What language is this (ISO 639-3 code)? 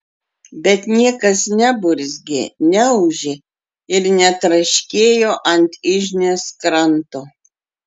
lit